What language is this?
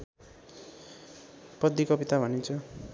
Nepali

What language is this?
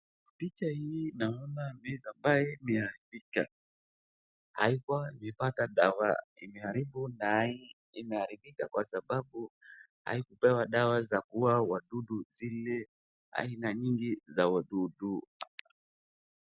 Swahili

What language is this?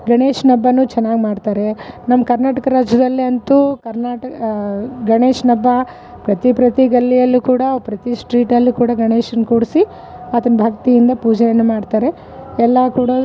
Kannada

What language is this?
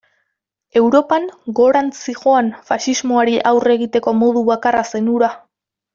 Basque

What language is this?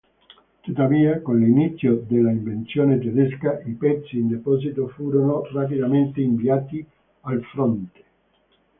Italian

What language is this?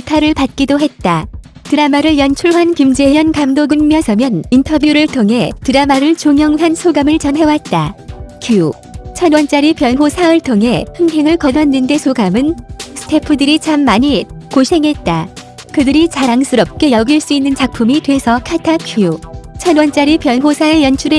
Korean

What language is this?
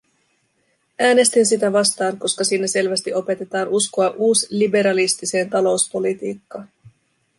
Finnish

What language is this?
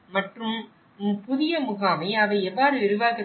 Tamil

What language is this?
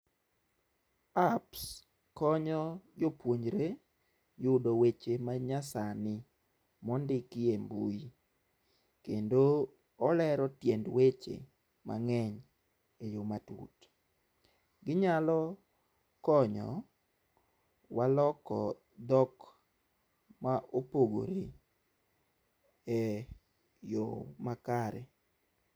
Luo (Kenya and Tanzania)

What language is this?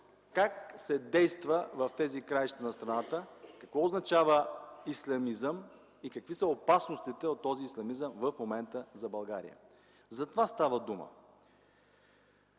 Bulgarian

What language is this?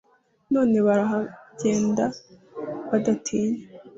Kinyarwanda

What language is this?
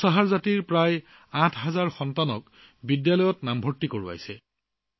Assamese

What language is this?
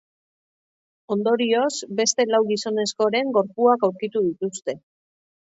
Basque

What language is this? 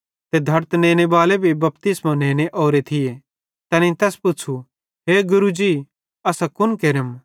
Bhadrawahi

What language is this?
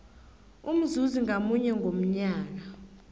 South Ndebele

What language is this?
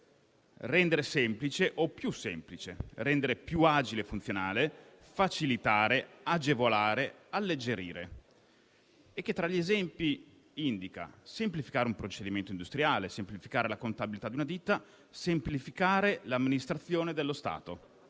Italian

